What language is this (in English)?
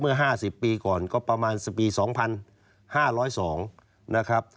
Thai